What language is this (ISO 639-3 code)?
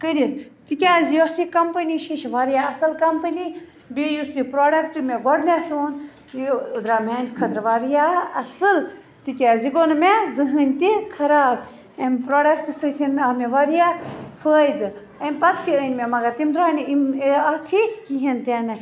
kas